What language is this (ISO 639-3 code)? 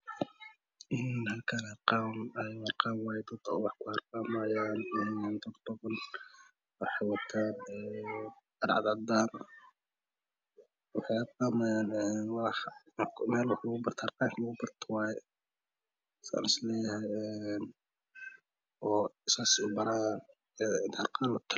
som